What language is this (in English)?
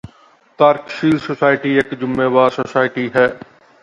Punjabi